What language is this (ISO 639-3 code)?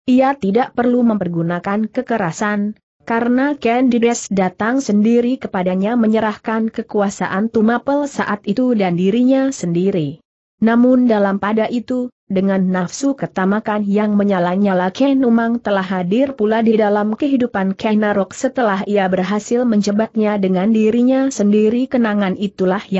ind